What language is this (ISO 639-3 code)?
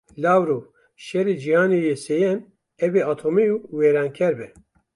kur